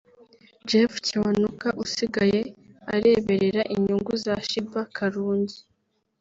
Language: Kinyarwanda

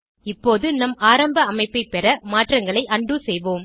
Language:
Tamil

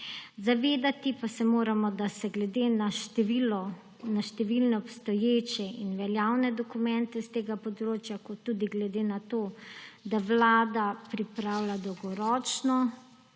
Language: Slovenian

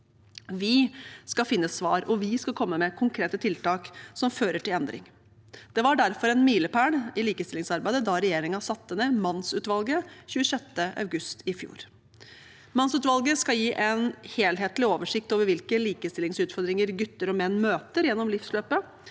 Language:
Norwegian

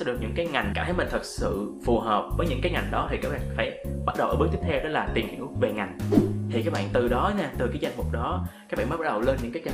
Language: Vietnamese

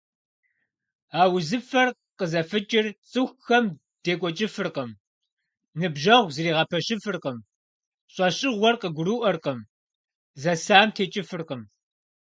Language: Kabardian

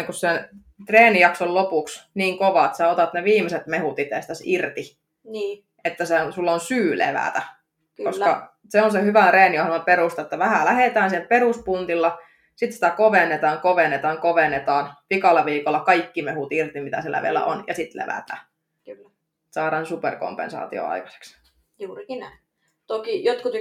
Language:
Finnish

